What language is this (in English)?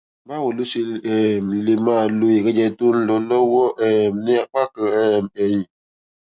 Yoruba